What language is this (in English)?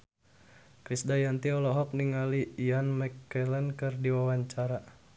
Sundanese